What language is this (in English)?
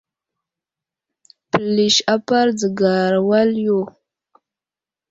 Wuzlam